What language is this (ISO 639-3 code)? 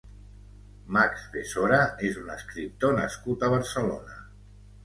cat